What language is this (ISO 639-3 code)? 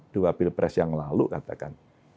ind